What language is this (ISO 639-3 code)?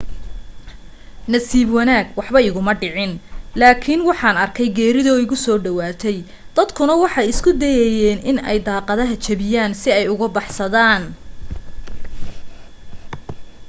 som